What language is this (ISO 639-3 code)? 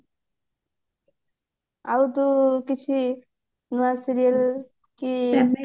ori